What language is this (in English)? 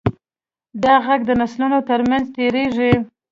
Pashto